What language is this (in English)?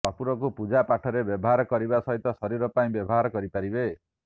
Odia